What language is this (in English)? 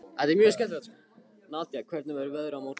Icelandic